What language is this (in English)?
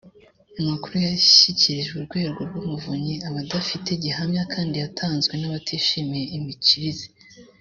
Kinyarwanda